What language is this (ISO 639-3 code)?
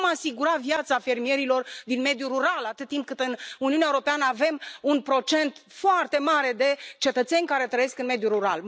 ron